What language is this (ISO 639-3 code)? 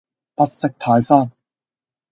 yue